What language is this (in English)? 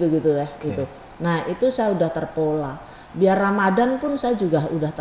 Indonesian